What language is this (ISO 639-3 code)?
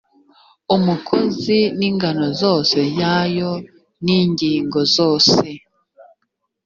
kin